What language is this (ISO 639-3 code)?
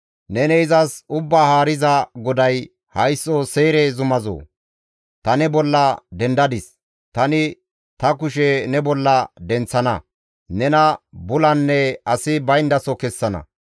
gmv